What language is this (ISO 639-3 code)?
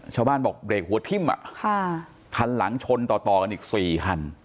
tha